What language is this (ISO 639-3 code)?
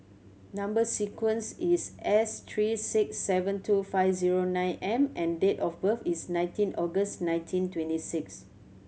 eng